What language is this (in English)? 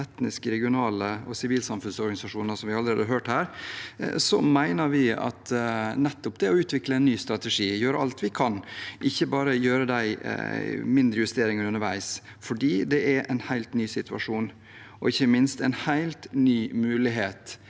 Norwegian